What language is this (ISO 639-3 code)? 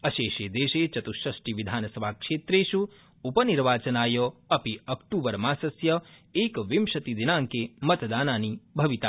san